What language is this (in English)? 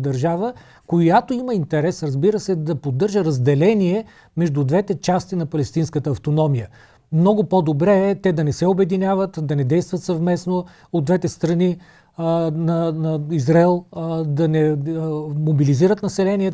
Bulgarian